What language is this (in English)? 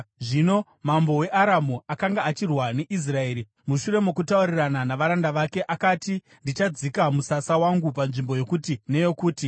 Shona